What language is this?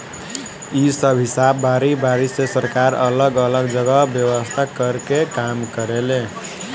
Bhojpuri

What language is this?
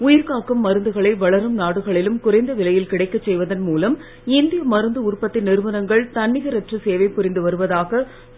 Tamil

